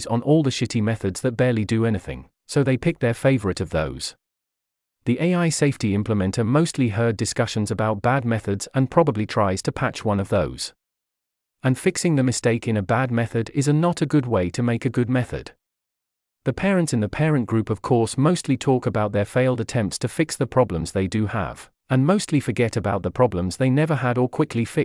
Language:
English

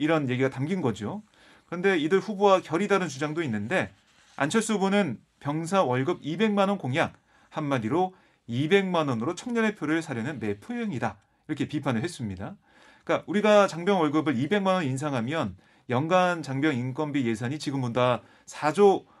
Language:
Korean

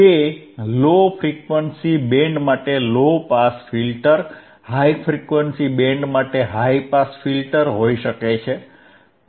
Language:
Gujarati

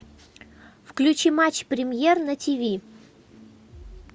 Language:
Russian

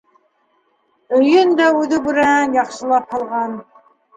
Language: Bashkir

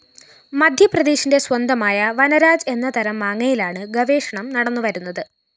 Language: Malayalam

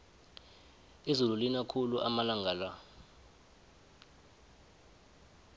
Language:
South Ndebele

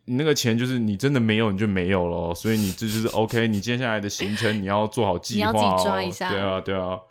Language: Chinese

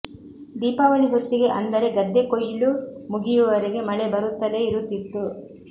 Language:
Kannada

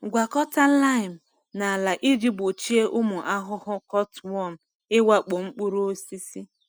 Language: Igbo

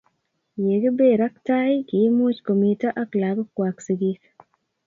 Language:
Kalenjin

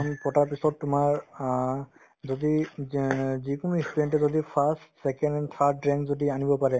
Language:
Assamese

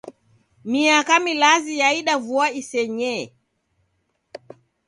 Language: Taita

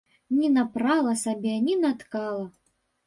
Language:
Belarusian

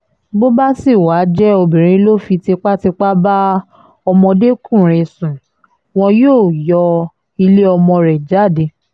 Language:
Yoruba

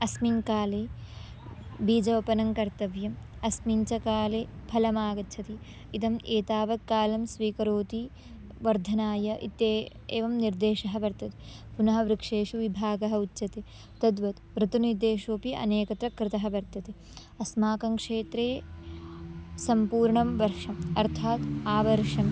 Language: Sanskrit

